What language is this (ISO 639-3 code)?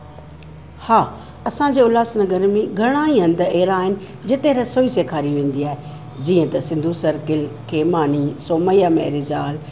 snd